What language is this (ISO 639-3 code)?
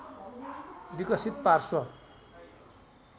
nep